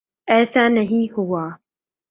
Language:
Urdu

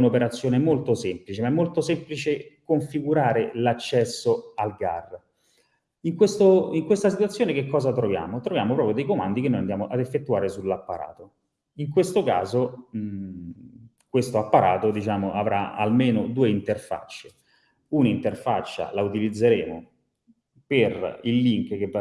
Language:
Italian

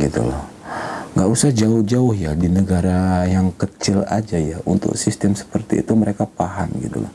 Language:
Indonesian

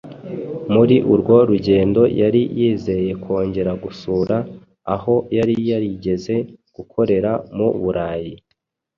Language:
Kinyarwanda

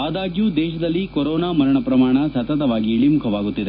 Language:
Kannada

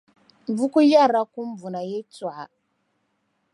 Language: Dagbani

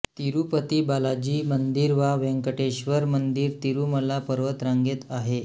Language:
Marathi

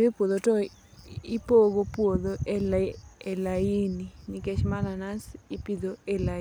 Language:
Luo (Kenya and Tanzania)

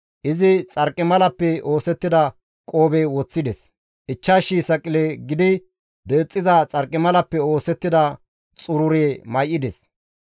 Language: Gamo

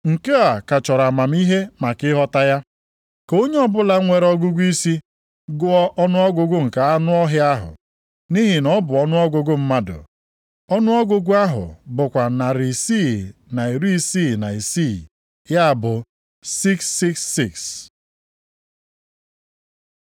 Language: Igbo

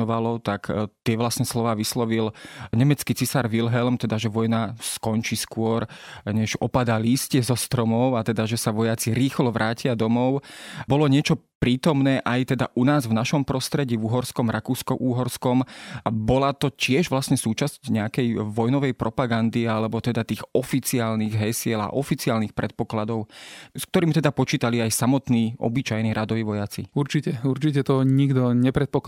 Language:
Slovak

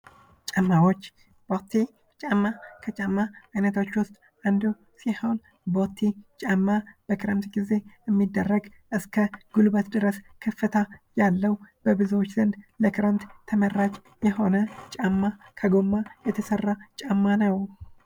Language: Amharic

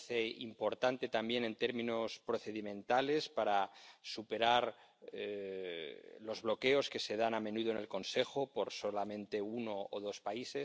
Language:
Spanish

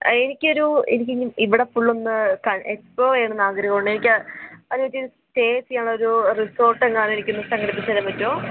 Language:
Malayalam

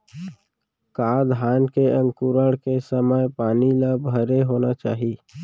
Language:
Chhattisgarhi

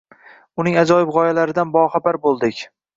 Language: Uzbek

